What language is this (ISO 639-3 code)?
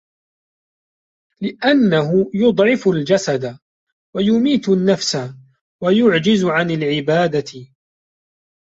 ara